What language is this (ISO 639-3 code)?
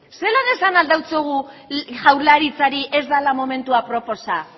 eus